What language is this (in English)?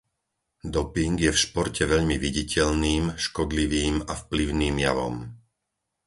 Slovak